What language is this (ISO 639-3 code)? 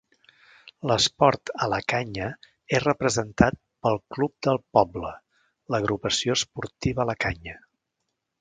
cat